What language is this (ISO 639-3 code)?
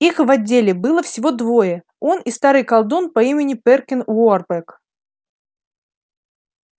rus